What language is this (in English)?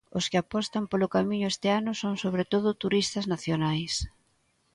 Galician